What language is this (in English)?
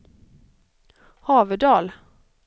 Swedish